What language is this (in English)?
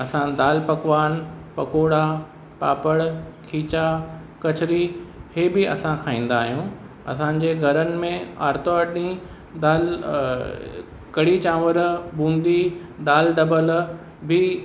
Sindhi